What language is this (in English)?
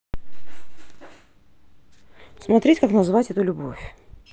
Russian